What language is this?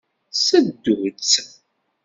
Kabyle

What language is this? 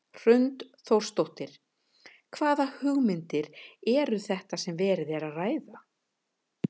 Icelandic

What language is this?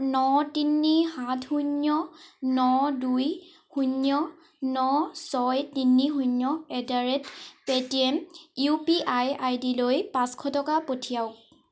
Assamese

